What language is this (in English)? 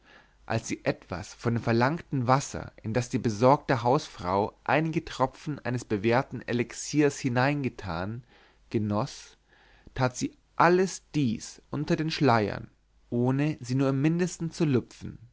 German